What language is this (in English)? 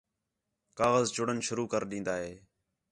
Khetrani